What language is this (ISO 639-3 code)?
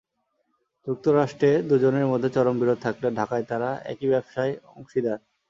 ben